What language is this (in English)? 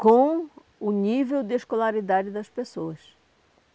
Portuguese